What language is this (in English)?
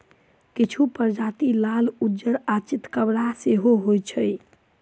Maithili